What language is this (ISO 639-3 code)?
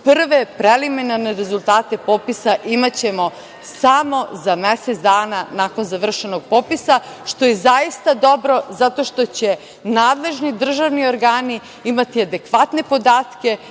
srp